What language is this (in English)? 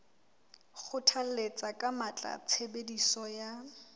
Southern Sotho